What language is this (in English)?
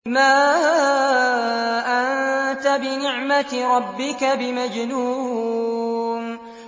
Arabic